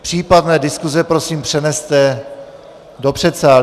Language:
Czech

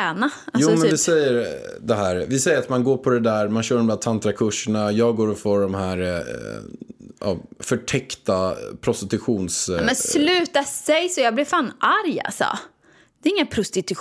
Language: Swedish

